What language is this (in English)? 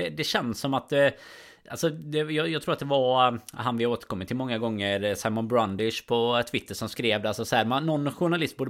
Swedish